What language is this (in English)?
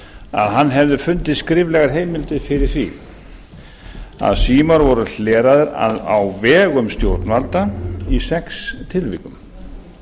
Icelandic